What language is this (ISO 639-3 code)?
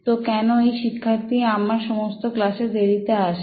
ben